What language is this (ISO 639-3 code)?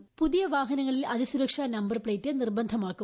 mal